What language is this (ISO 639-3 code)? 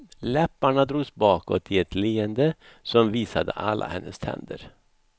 swe